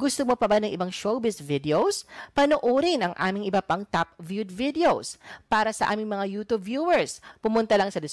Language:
Filipino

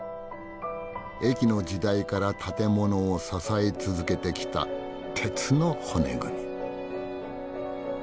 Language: Japanese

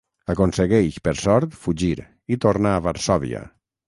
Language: Catalan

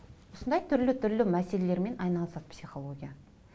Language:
Kazakh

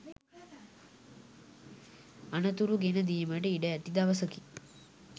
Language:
Sinhala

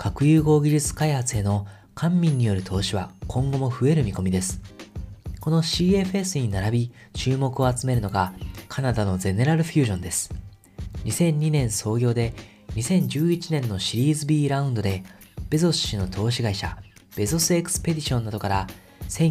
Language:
Japanese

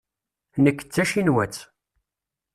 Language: Kabyle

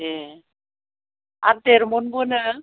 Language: Bodo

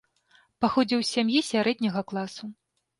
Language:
Belarusian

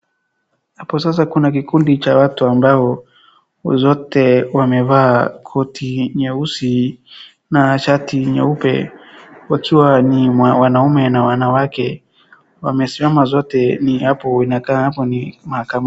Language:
Swahili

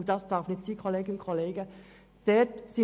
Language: Swiss German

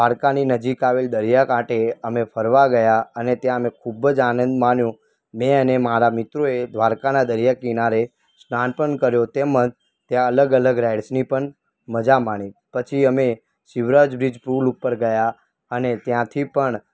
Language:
Gujarati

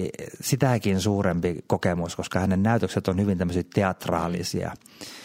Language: Finnish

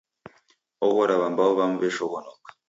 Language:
Taita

